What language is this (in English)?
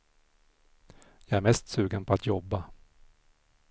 Swedish